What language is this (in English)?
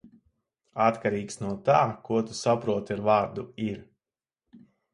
Latvian